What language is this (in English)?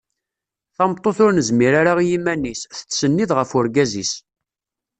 Kabyle